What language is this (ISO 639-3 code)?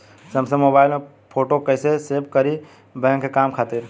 bho